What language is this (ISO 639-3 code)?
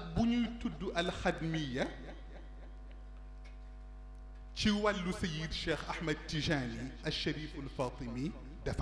ara